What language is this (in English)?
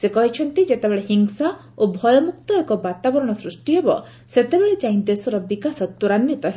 Odia